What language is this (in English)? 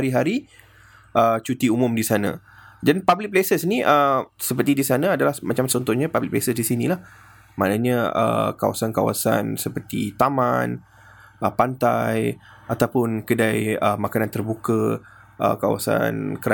Malay